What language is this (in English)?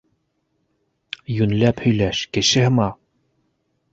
Bashkir